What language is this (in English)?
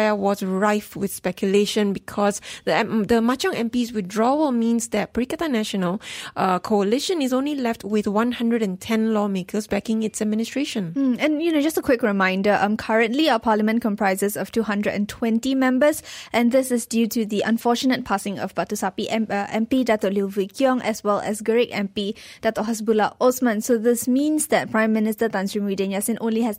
English